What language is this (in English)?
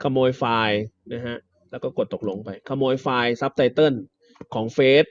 Thai